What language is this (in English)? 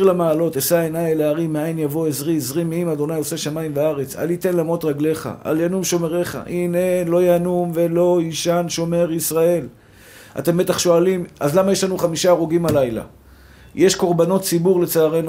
Hebrew